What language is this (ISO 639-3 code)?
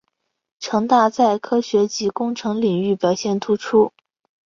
zho